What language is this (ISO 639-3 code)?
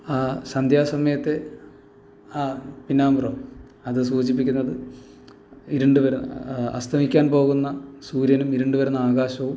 mal